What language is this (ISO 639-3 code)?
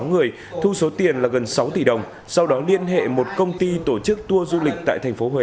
vie